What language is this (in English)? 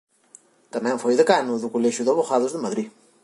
Galician